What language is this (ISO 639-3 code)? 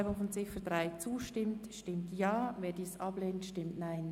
gsw